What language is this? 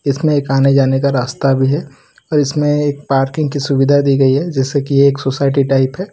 Hindi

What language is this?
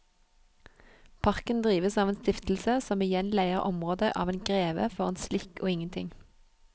Norwegian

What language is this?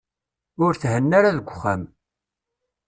Kabyle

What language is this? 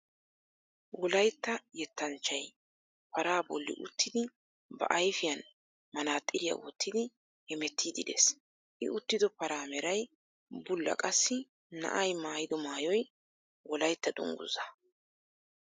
Wolaytta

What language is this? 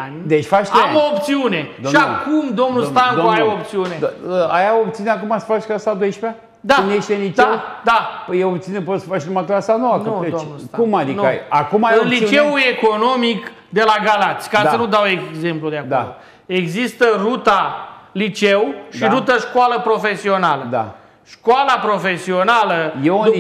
Romanian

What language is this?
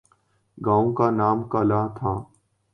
Urdu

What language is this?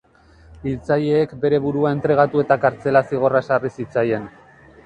Basque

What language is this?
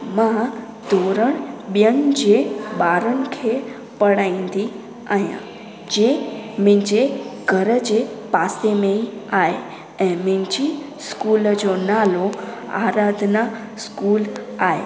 Sindhi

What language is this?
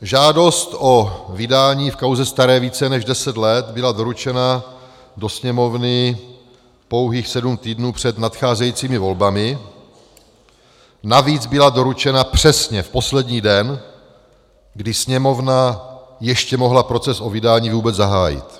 Czech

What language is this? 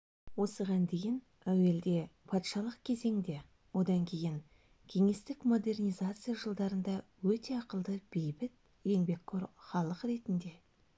Kazakh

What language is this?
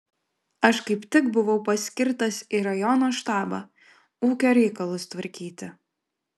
Lithuanian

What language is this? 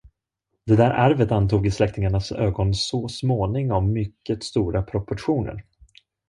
Swedish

